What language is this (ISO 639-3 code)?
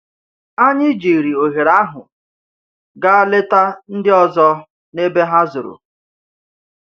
ibo